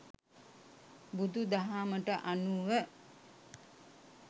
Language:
Sinhala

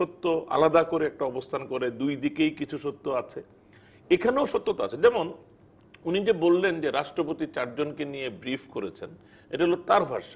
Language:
Bangla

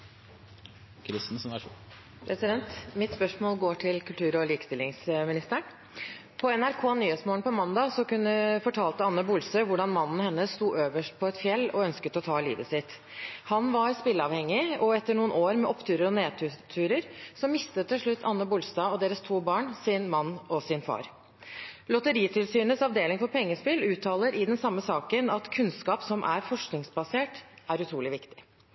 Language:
Norwegian Bokmål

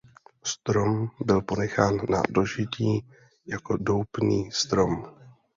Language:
Czech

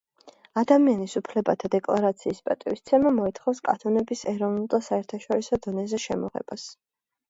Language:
Georgian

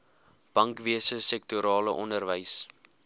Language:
Afrikaans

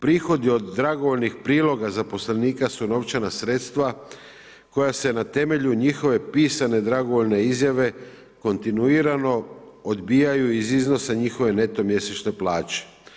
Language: Croatian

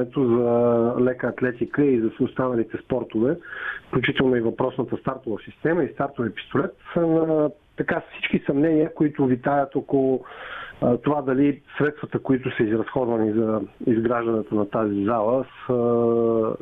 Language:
Bulgarian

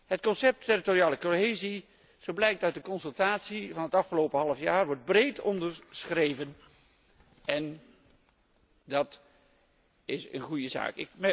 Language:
Dutch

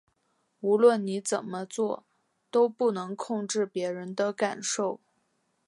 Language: Chinese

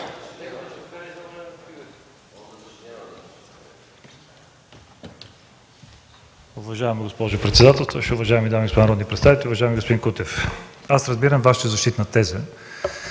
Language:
Bulgarian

